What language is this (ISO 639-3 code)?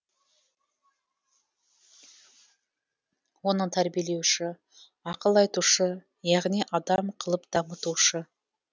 kaz